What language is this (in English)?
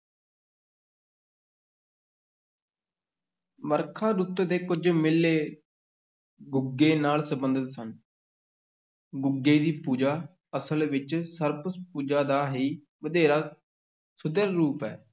Punjabi